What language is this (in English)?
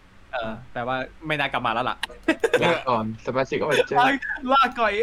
Thai